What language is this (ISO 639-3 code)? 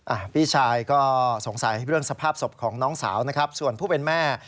tha